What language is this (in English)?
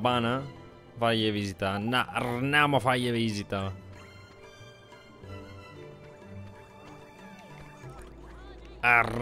Italian